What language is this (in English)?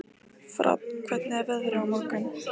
Icelandic